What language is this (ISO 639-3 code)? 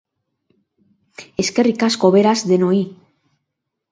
eus